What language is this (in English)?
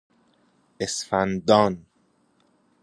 Persian